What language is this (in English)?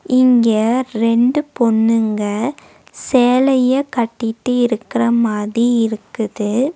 Tamil